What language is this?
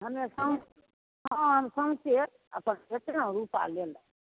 Maithili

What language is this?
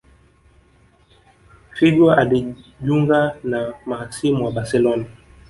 Swahili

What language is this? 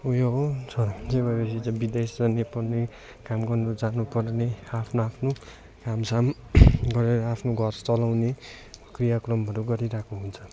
Nepali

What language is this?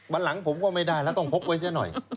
Thai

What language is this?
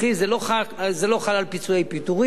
Hebrew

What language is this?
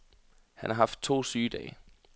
Danish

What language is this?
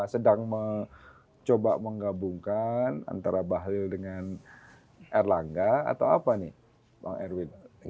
Indonesian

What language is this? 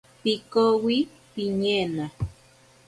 Ashéninka Perené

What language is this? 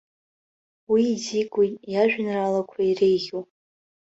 Abkhazian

